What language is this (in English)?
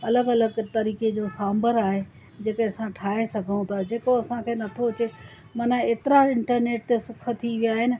Sindhi